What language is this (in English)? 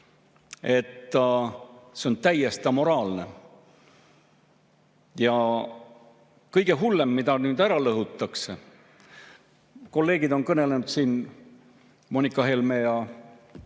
Estonian